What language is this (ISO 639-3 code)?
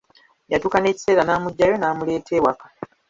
lug